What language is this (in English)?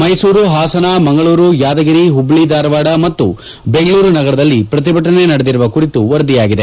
Kannada